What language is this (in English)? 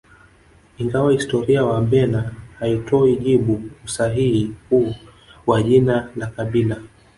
Swahili